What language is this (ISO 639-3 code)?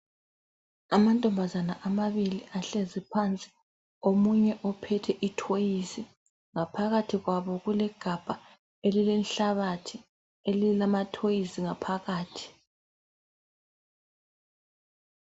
nde